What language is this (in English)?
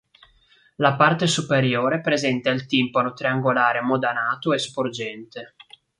Italian